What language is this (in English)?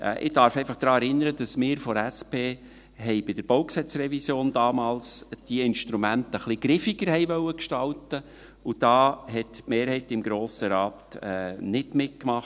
Swiss German